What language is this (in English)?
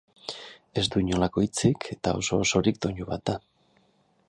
Basque